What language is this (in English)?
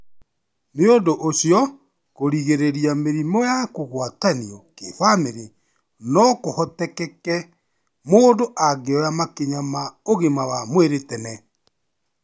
Kikuyu